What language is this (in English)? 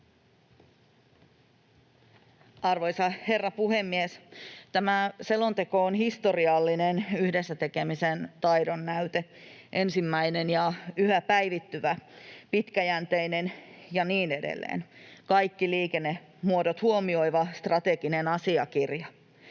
Finnish